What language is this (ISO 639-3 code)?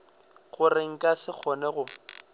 nso